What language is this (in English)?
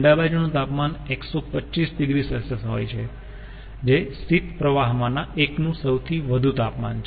Gujarati